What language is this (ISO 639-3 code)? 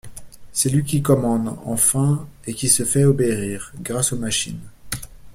fra